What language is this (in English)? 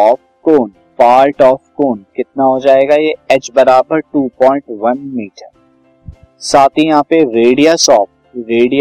Hindi